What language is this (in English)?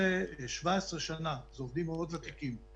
Hebrew